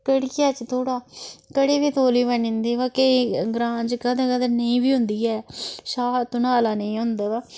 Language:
Dogri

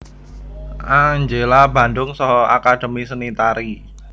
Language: Javanese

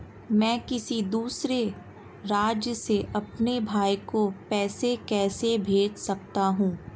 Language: Hindi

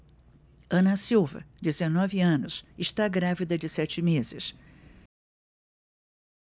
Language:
Portuguese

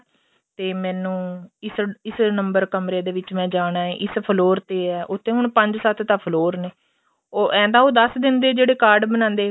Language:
Punjabi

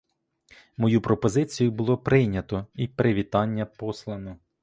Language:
Ukrainian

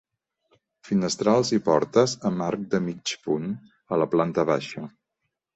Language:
Catalan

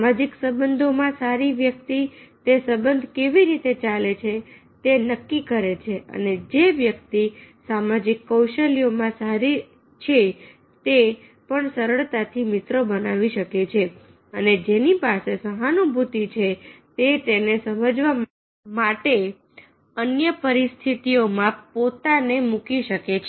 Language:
Gujarati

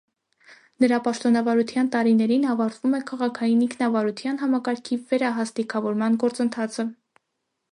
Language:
Armenian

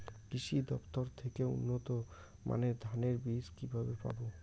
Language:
Bangla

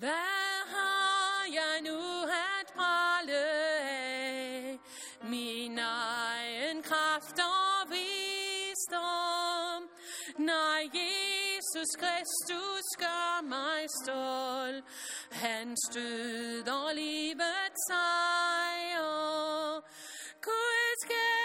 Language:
Danish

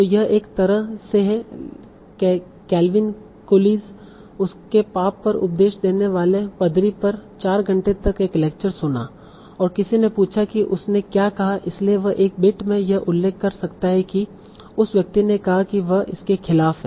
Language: Hindi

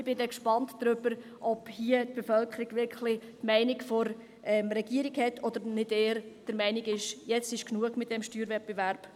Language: Swiss German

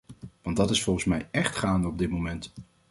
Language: Dutch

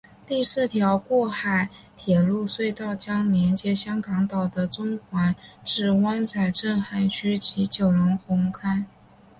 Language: Chinese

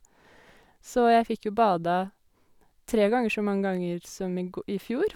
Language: Norwegian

